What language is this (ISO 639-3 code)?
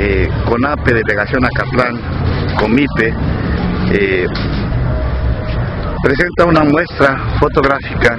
spa